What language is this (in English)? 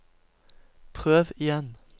Norwegian